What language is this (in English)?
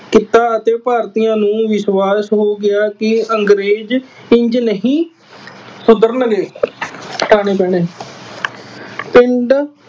Punjabi